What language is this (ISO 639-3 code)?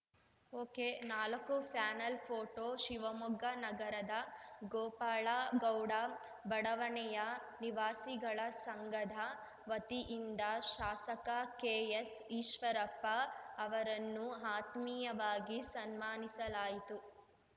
kan